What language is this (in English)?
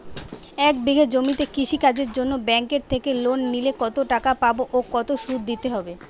Bangla